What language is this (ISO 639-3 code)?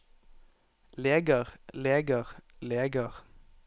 nor